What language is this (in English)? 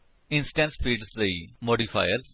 Punjabi